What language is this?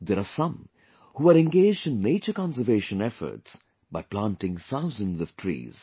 English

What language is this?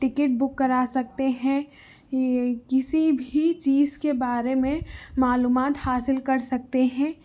Urdu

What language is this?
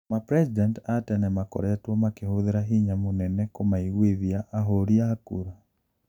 Kikuyu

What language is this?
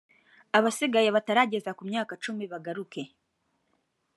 Kinyarwanda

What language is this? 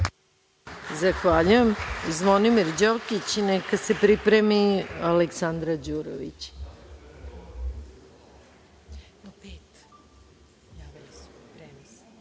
Serbian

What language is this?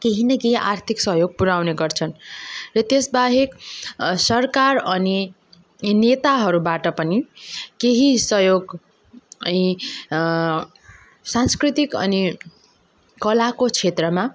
Nepali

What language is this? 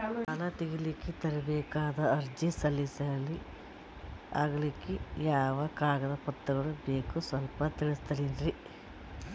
Kannada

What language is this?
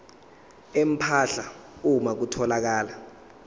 Zulu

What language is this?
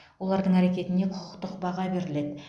Kazakh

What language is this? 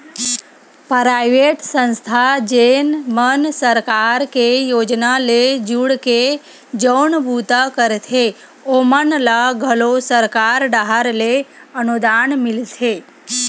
Chhattisgarhi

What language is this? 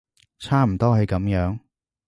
Cantonese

